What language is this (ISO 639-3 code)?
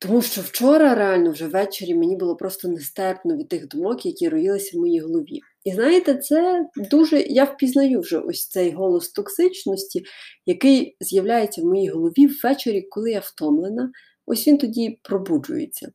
ukr